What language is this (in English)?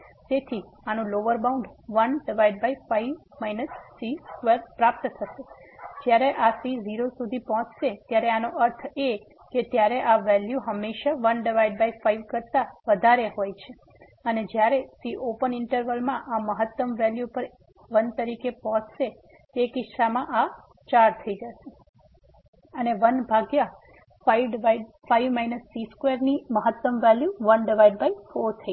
Gujarati